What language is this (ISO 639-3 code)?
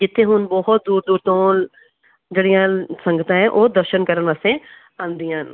pan